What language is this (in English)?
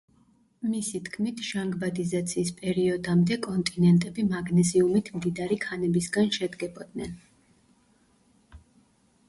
Georgian